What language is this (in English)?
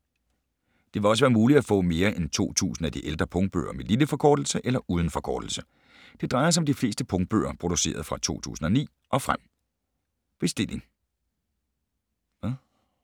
Danish